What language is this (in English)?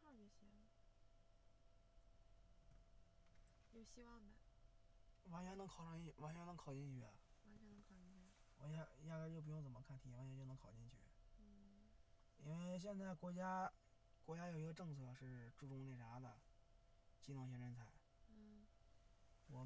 Chinese